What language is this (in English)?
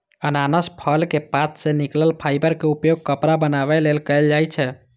Maithili